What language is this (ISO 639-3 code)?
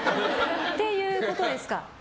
jpn